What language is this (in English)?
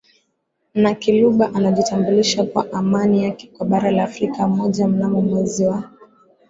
Swahili